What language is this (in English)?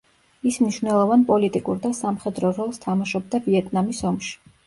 Georgian